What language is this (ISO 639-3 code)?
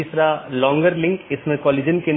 hin